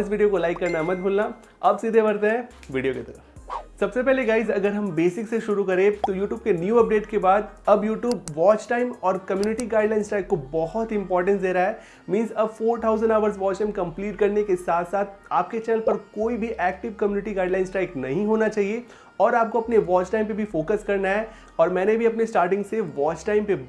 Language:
Hindi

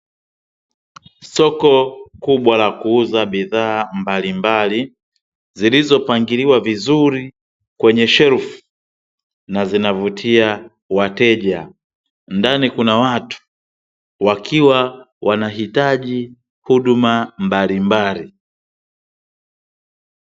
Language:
Swahili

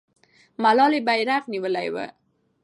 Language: Pashto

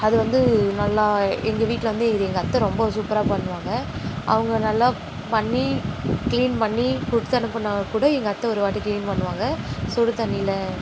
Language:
Tamil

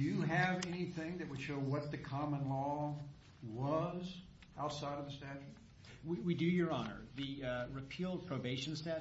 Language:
English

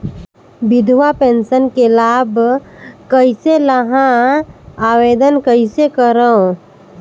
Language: Chhattisgarhi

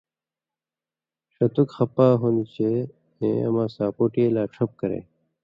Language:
Indus Kohistani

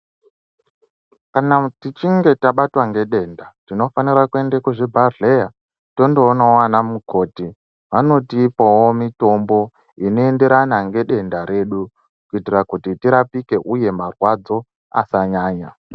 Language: Ndau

